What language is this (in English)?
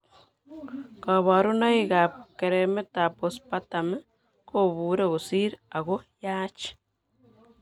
Kalenjin